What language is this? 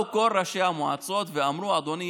Hebrew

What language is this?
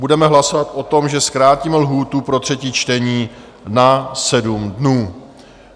Czech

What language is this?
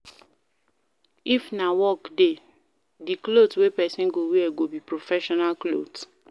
Nigerian Pidgin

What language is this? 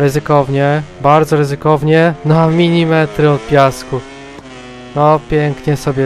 Polish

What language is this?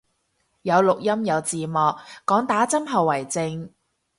Cantonese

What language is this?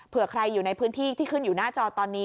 Thai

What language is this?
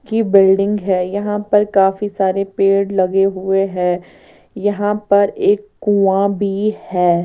Hindi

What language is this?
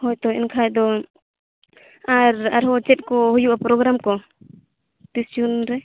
Santali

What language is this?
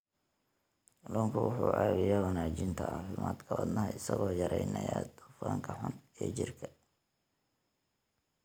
Somali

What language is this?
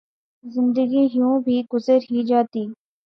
Urdu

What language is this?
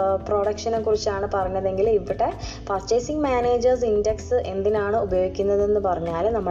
Malayalam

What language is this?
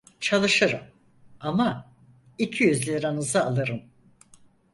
Turkish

